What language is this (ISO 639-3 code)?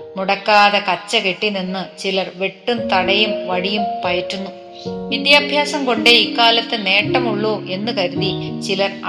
mal